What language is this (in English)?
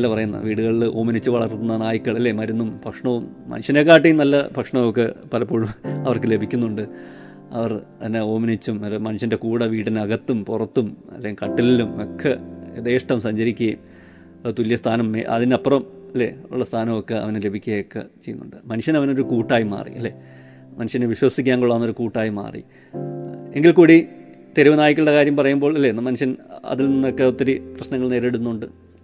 Malayalam